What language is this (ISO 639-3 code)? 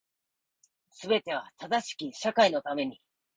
jpn